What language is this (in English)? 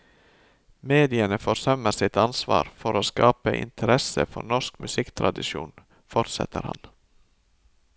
Norwegian